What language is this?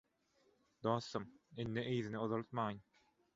Turkmen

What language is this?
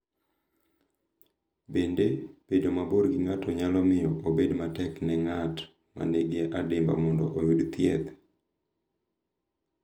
Luo (Kenya and Tanzania)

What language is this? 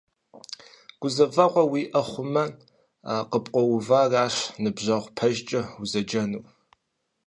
Kabardian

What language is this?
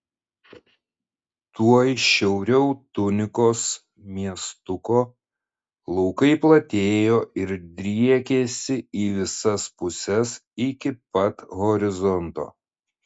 Lithuanian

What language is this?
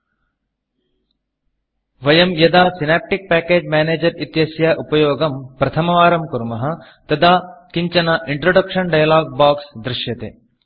Sanskrit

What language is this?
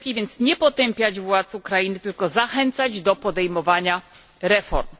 Polish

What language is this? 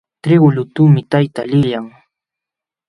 Jauja Wanca Quechua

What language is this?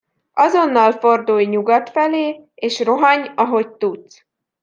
Hungarian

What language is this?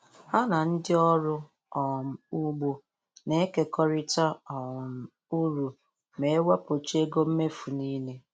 Igbo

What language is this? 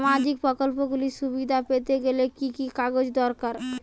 Bangla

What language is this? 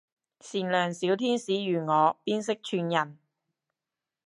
Cantonese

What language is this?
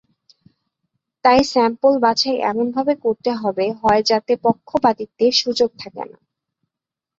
Bangla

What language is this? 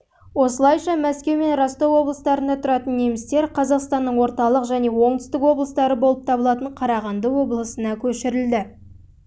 Kazakh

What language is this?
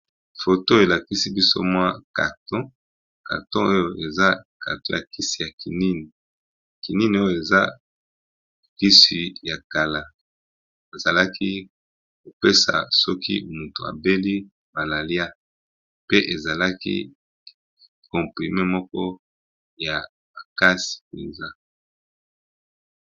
Lingala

